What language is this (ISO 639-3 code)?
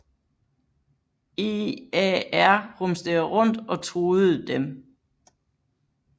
dan